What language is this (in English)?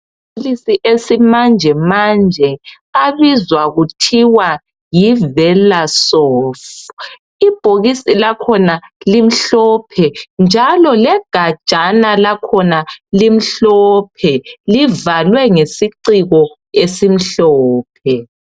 North Ndebele